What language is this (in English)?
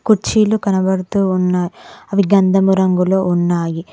Telugu